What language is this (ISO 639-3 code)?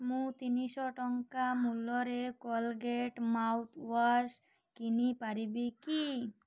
ori